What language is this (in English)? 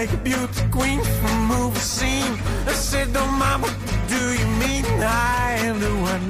Hungarian